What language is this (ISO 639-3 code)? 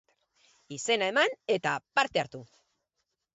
eus